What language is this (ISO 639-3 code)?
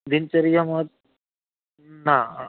guj